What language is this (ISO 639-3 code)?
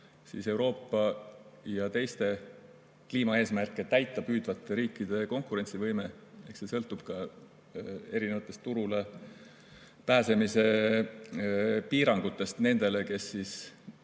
est